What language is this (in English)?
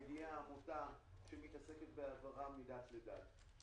Hebrew